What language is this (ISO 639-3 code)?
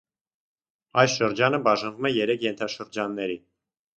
hye